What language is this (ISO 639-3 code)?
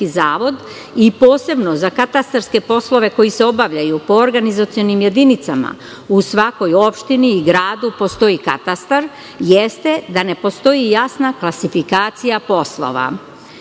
srp